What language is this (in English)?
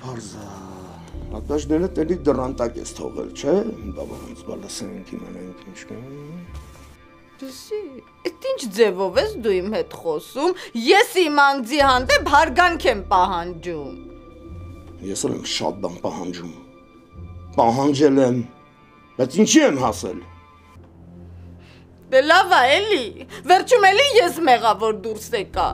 Romanian